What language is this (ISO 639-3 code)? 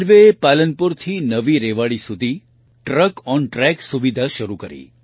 guj